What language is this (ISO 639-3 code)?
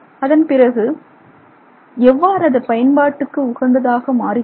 tam